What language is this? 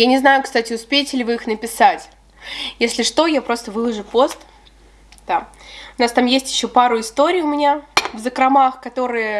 Russian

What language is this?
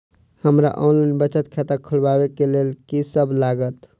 Maithili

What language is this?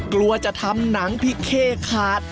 Thai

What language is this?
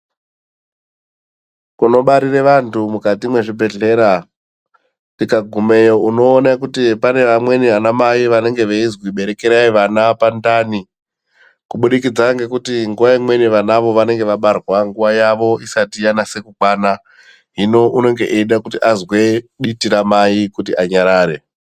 Ndau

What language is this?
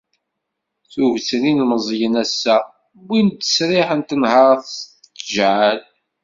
Kabyle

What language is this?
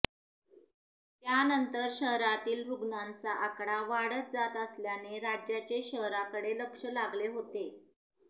Marathi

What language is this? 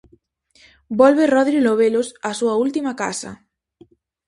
Galician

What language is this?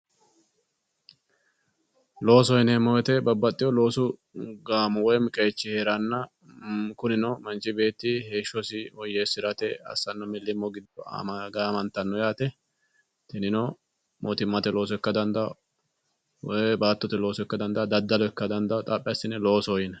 Sidamo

